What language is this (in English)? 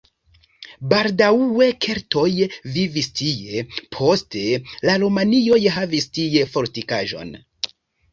Esperanto